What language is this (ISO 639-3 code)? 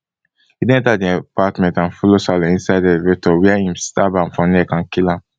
pcm